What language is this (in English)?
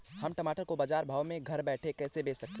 Hindi